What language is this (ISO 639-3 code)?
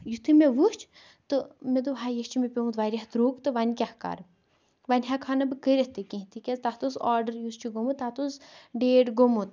kas